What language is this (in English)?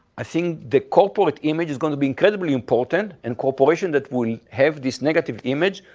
English